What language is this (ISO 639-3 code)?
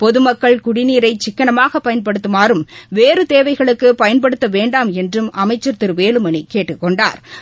tam